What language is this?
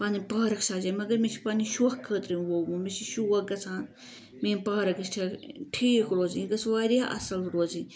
Kashmiri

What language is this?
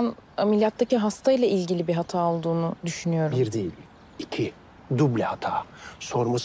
Turkish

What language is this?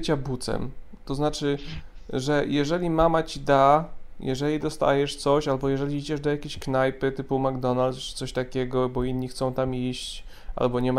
Polish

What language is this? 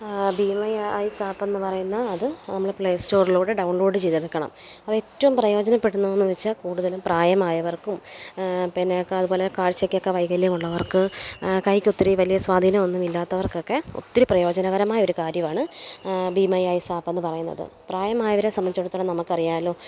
Malayalam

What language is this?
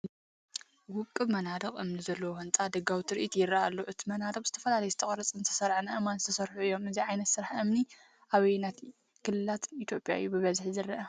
Tigrinya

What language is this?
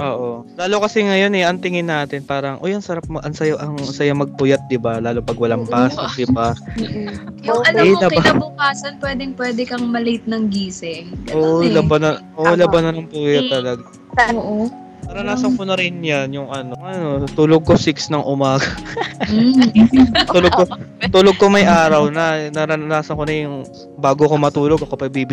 Filipino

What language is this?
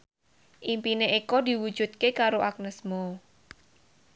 Javanese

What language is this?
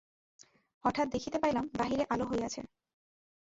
Bangla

